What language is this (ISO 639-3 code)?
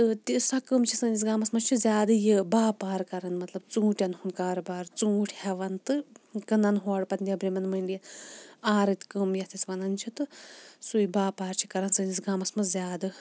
kas